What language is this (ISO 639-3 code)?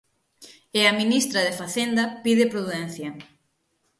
glg